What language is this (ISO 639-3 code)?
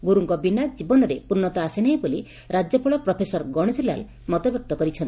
ori